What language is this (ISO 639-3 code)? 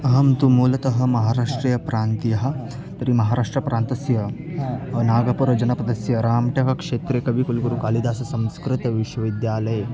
san